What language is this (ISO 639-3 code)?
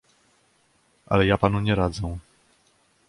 pol